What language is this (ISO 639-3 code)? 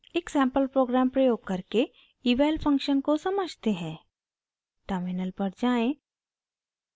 hin